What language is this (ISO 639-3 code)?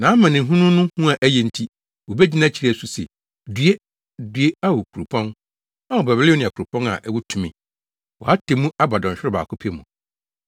aka